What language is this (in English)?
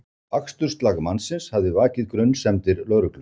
Icelandic